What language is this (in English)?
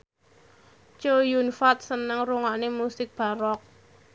Javanese